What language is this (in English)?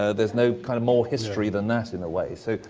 English